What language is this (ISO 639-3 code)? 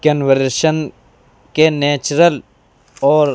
urd